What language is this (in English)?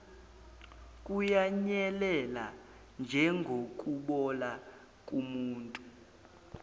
Zulu